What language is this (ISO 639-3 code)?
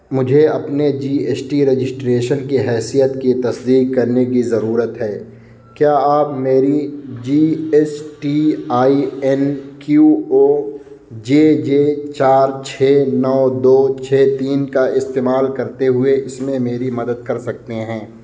urd